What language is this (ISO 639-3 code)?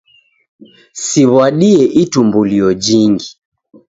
dav